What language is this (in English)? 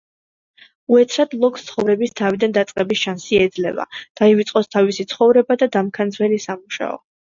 Georgian